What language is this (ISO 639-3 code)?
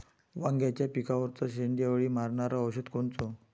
mar